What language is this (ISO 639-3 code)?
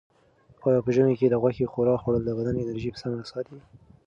pus